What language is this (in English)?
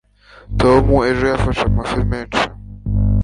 Kinyarwanda